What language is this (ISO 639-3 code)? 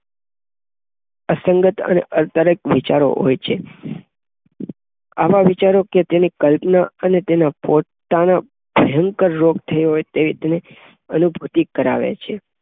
guj